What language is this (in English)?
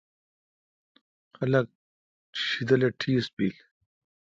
Kalkoti